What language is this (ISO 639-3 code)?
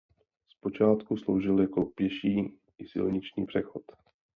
ces